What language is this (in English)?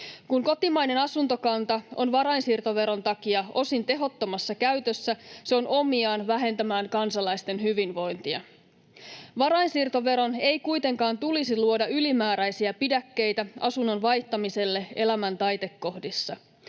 Finnish